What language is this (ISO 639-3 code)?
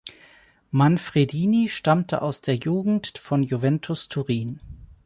deu